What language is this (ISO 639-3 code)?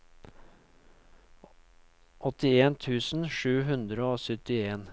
nor